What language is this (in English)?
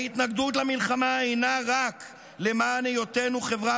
Hebrew